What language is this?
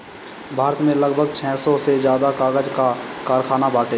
Bhojpuri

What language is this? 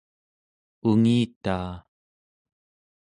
Central Yupik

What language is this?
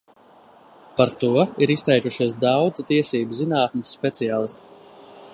Latvian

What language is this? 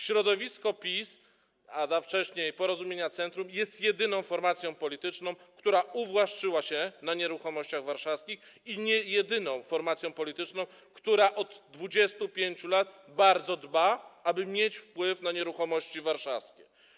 Polish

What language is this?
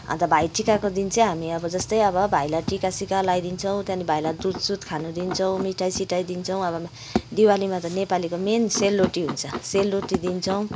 Nepali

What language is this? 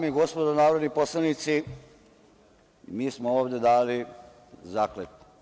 Serbian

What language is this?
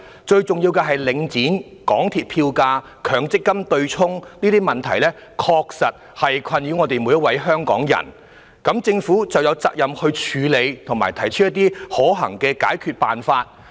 Cantonese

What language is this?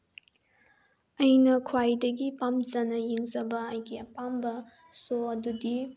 Manipuri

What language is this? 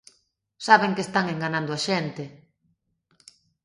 Galician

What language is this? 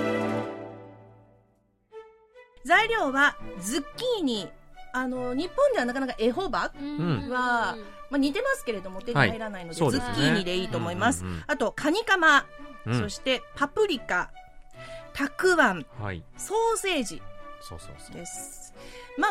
Japanese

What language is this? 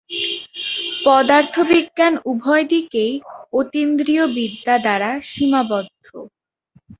Bangla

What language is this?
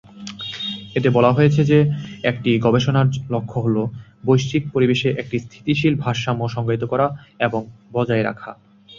Bangla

